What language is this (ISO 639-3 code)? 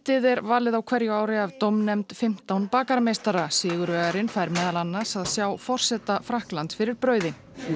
isl